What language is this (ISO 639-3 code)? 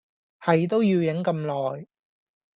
yue